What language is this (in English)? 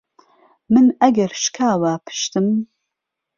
Central Kurdish